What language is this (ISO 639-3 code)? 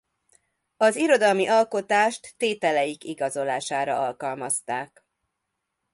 hun